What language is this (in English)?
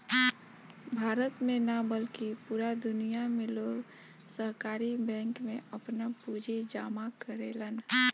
Bhojpuri